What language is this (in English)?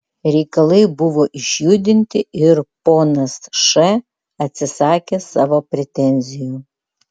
Lithuanian